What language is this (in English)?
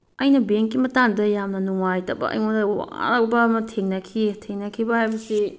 Manipuri